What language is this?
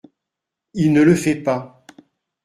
French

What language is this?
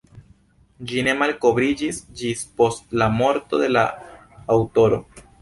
Esperanto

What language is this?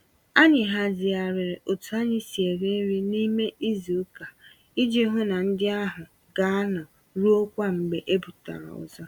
Igbo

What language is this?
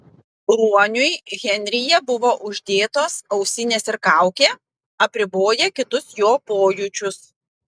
Lithuanian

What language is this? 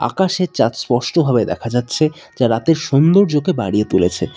Bangla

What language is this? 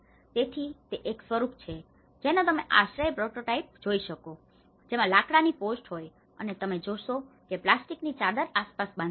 Gujarati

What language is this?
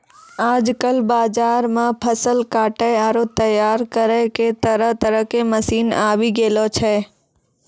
Maithili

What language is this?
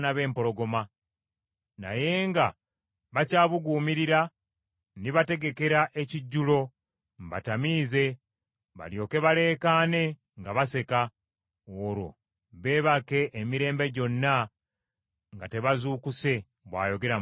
Ganda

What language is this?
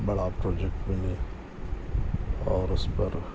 Urdu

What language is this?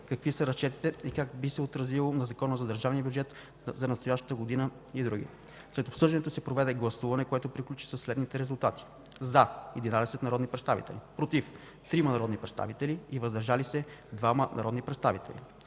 Bulgarian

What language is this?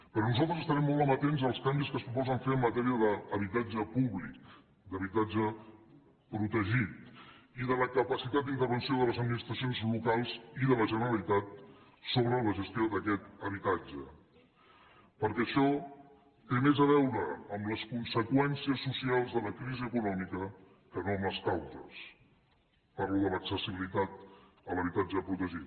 Catalan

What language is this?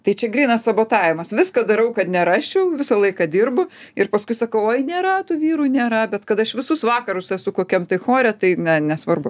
Lithuanian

